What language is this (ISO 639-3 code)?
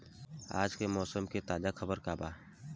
bho